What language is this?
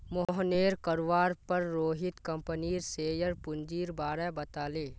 Magahi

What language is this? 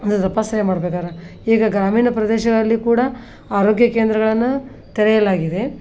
Kannada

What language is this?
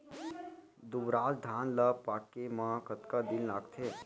Chhattisgarhi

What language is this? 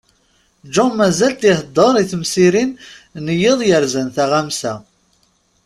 Kabyle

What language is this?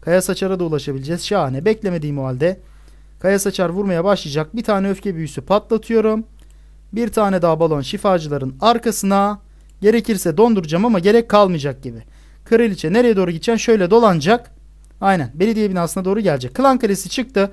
Turkish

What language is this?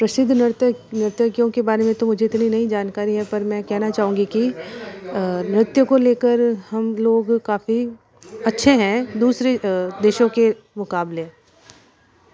Hindi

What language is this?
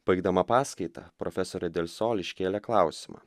Lithuanian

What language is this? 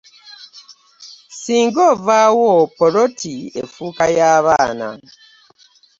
Ganda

